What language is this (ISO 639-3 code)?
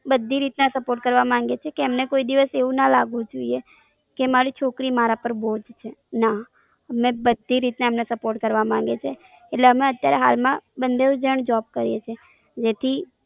guj